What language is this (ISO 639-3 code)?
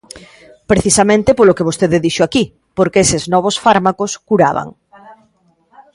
glg